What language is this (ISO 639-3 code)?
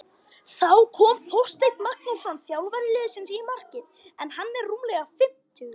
isl